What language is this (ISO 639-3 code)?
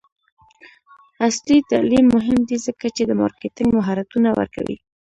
pus